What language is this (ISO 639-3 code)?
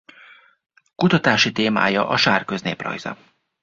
hun